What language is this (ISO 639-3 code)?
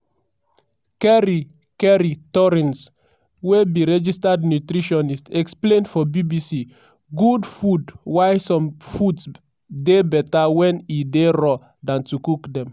pcm